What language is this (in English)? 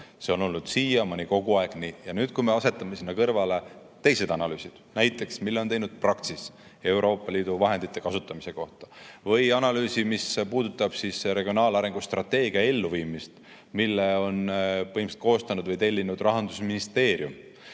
Estonian